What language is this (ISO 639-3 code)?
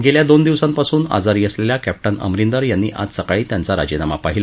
mar